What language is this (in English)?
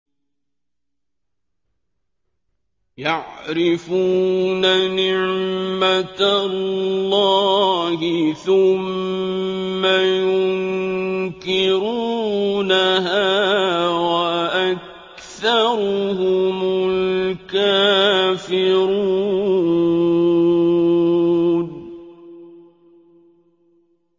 Arabic